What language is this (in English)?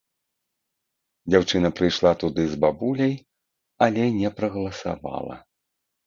Belarusian